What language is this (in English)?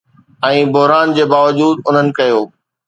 Sindhi